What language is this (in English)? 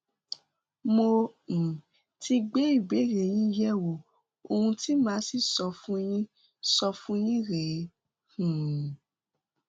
Yoruba